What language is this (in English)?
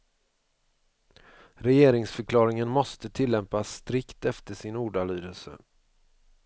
Swedish